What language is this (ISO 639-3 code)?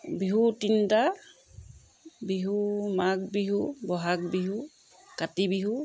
asm